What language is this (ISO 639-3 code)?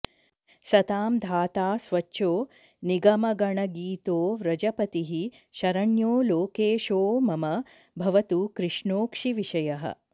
san